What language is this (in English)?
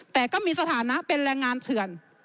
Thai